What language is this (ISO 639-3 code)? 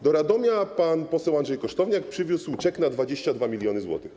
pol